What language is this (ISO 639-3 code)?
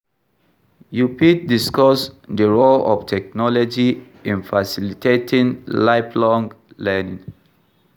pcm